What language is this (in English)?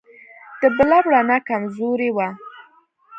Pashto